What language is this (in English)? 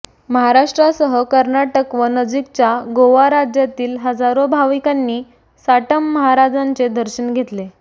Marathi